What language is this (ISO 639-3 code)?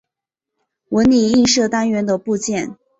zho